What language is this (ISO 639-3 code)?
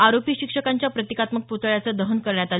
mar